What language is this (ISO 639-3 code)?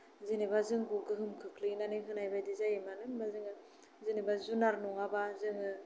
brx